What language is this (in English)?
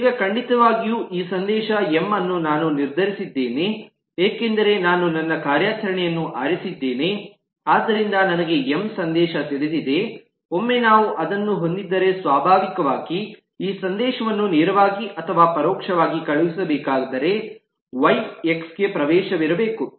Kannada